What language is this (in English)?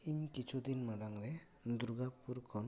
Santali